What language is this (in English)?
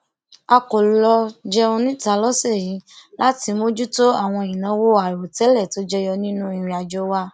Yoruba